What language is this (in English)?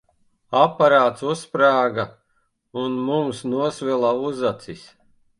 Latvian